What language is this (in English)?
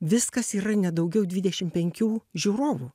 Lithuanian